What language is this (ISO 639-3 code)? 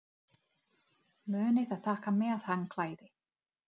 isl